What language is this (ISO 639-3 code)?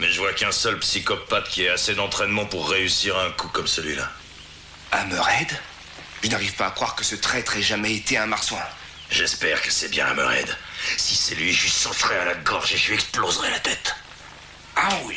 fra